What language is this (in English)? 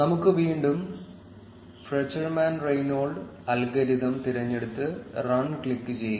Malayalam